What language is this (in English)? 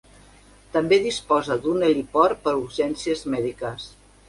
Catalan